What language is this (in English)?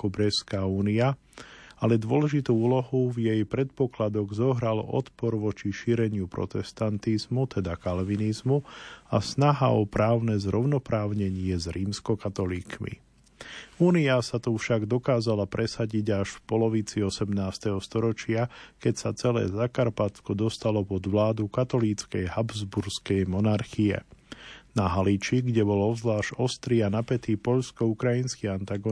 Slovak